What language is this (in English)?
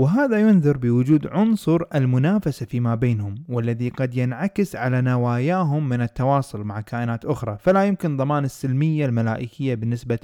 Arabic